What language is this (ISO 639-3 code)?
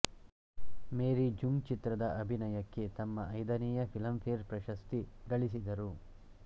kan